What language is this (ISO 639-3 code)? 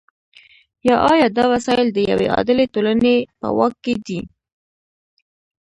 pus